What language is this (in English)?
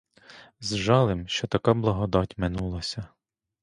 Ukrainian